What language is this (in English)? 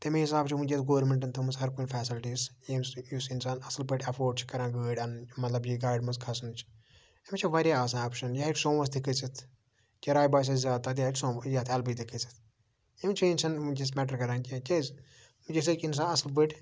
Kashmiri